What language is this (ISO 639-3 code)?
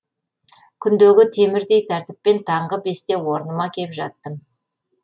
kaz